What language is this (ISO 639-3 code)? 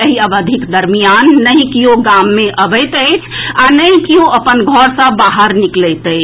mai